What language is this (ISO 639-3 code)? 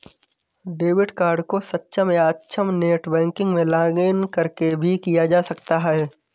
hin